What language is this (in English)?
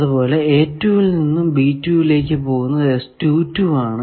Malayalam